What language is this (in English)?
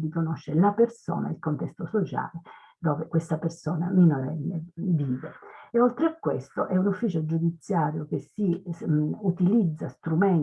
Italian